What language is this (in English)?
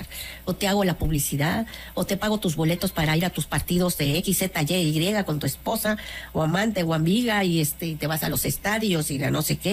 Spanish